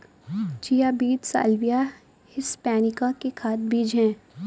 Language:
Hindi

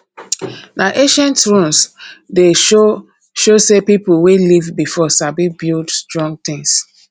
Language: Nigerian Pidgin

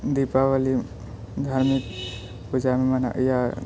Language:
Maithili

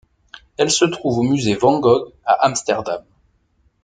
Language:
French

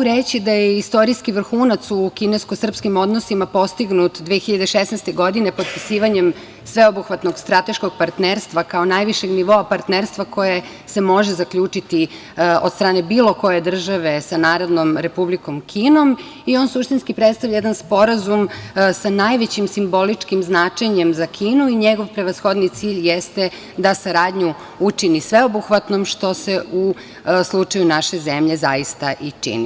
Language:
Serbian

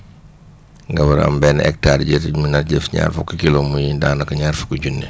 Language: Wolof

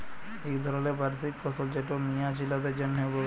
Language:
Bangla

